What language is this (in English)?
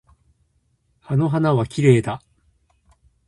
Japanese